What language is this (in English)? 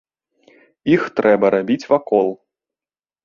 Belarusian